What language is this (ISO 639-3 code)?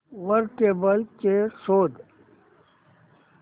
mar